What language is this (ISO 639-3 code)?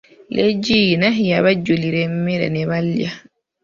lug